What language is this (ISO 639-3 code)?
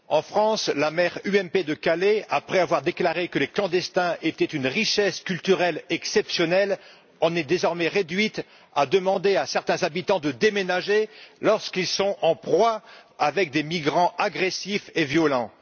fra